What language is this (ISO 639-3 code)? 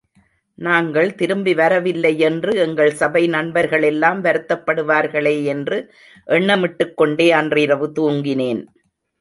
tam